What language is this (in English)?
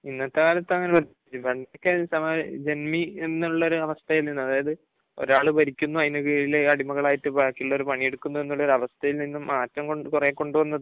Malayalam